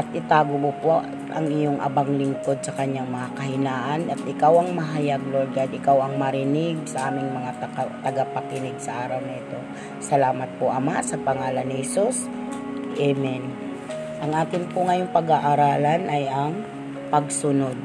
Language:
Filipino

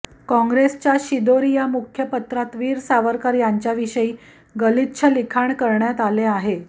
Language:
Marathi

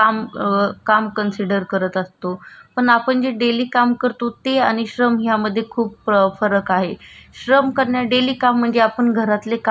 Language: Marathi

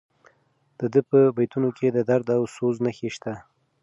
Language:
Pashto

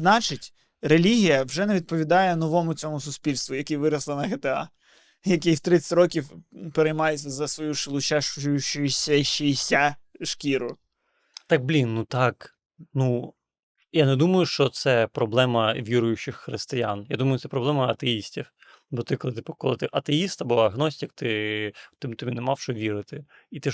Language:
Ukrainian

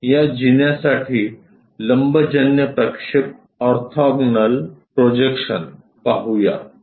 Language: Marathi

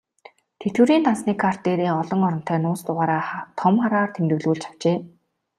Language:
Mongolian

